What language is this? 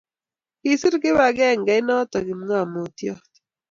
Kalenjin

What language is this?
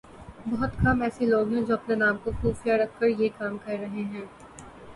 Urdu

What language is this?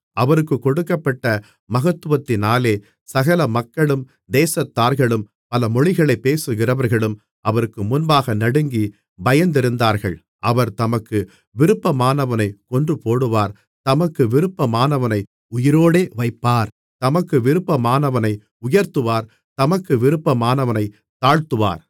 Tamil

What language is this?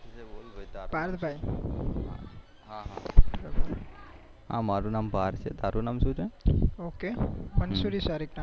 Gujarati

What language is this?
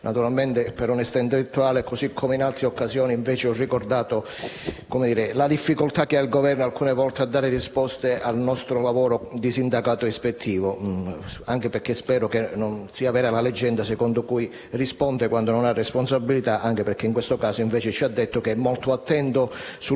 Italian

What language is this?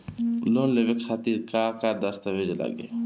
Bhojpuri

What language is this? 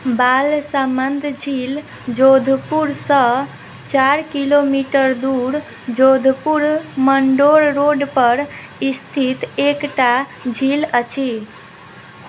Maithili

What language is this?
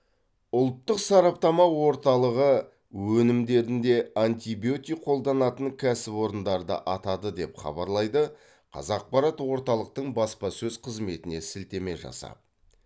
Kazakh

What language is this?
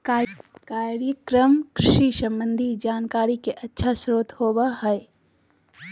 Magahi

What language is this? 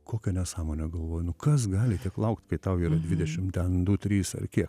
Lithuanian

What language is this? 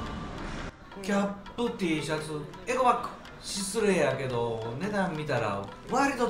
Japanese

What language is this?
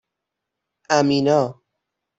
Persian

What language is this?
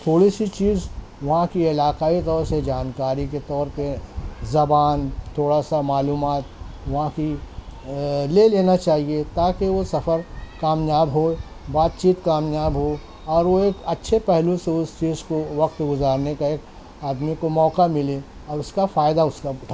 Urdu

